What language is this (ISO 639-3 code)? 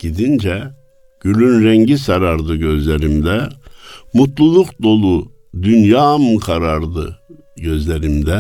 tur